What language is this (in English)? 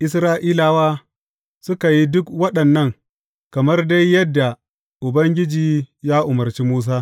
Hausa